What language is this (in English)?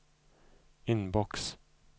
Swedish